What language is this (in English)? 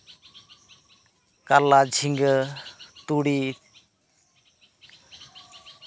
Santali